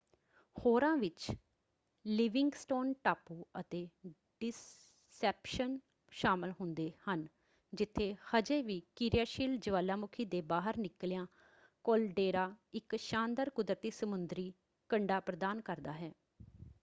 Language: Punjabi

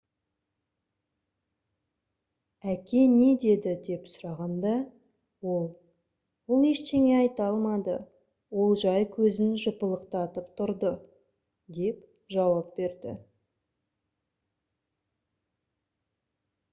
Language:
Kazakh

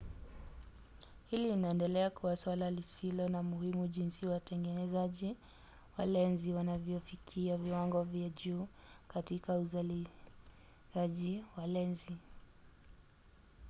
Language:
Swahili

